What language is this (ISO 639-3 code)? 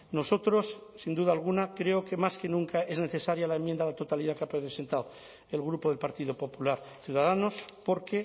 spa